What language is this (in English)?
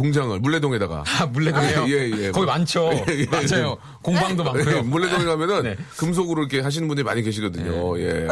Korean